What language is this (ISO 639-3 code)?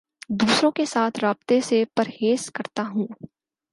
urd